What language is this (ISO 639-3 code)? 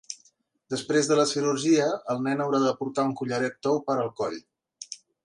cat